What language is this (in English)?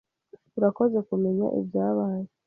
Kinyarwanda